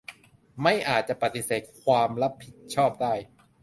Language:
Thai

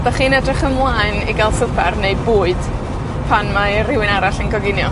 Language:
Welsh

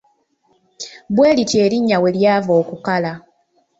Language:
Ganda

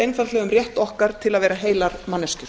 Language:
Icelandic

